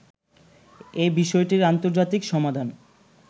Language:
Bangla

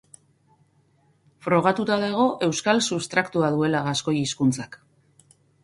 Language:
Basque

